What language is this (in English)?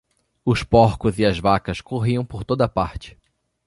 Portuguese